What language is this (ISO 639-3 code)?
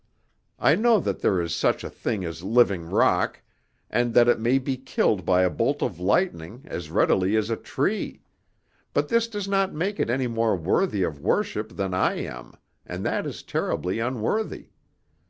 eng